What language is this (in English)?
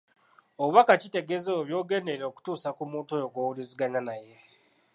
Ganda